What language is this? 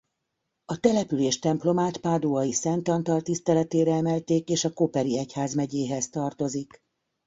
Hungarian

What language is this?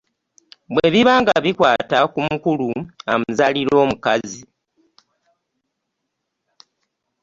Ganda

